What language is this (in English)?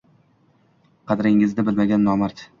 Uzbek